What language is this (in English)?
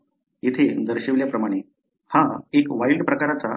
Marathi